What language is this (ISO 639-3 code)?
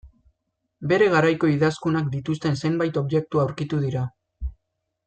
eus